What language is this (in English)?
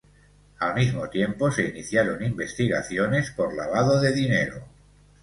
Spanish